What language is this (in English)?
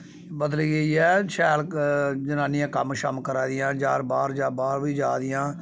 Dogri